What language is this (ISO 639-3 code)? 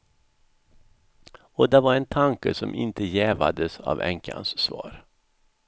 swe